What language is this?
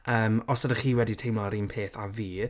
Welsh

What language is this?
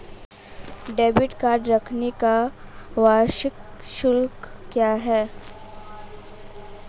Hindi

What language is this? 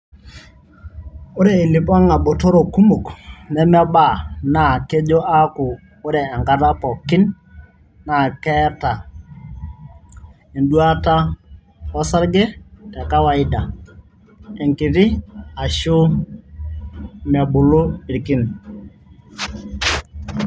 Masai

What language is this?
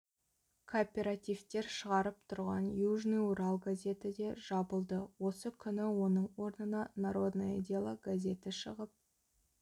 Kazakh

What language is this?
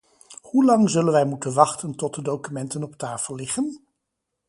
Dutch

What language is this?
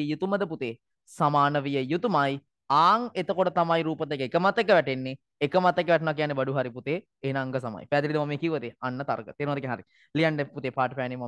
Indonesian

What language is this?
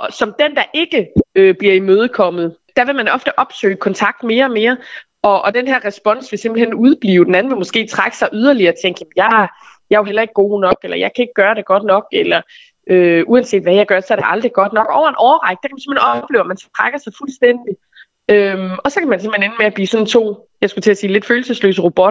Danish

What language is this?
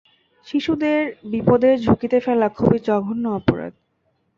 Bangla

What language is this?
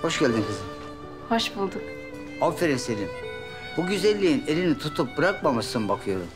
Turkish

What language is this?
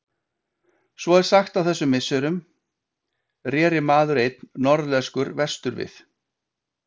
Icelandic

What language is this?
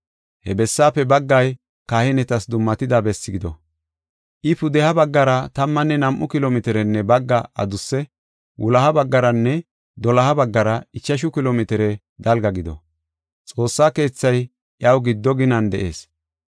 Gofa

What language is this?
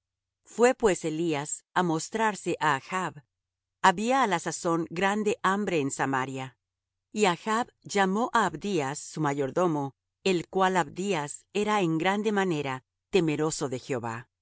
Spanish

